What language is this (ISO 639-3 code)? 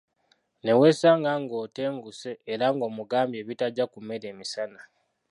lug